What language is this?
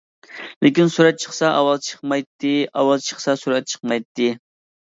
Uyghur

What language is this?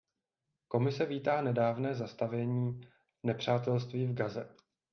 Czech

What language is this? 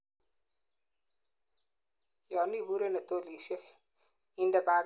Kalenjin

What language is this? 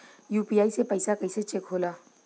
Bhojpuri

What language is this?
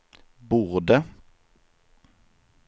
Swedish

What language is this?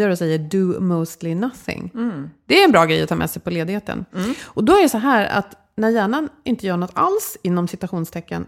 Swedish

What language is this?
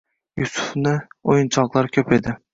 Uzbek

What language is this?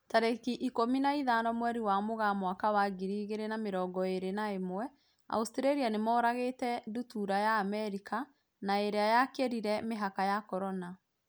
Kikuyu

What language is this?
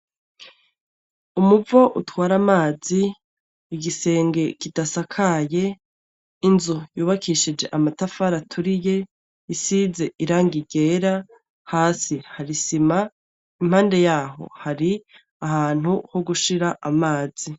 Rundi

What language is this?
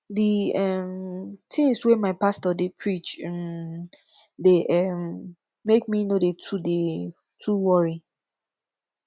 Nigerian Pidgin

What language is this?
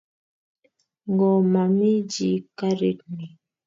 Kalenjin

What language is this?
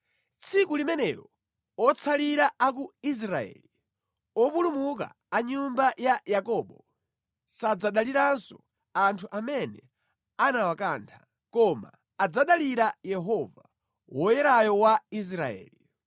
Nyanja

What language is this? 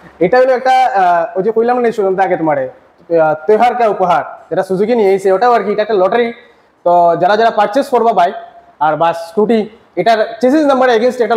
Bangla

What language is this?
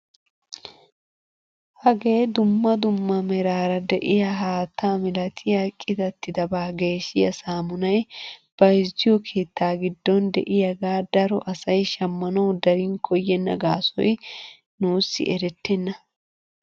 Wolaytta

